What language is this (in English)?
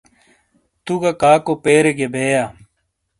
Shina